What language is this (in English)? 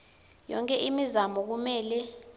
Swati